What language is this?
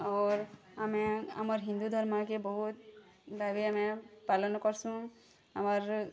Odia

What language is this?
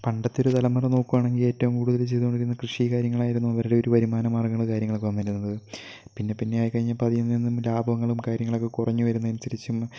Malayalam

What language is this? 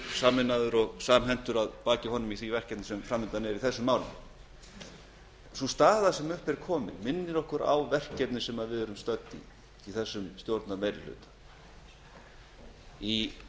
Icelandic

